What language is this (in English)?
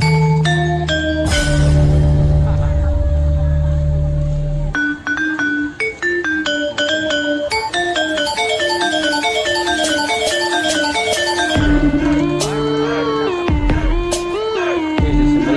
Indonesian